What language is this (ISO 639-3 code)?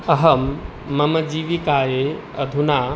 san